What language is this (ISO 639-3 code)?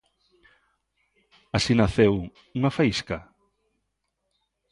glg